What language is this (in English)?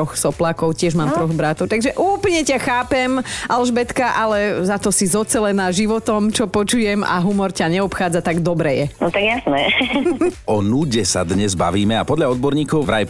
Slovak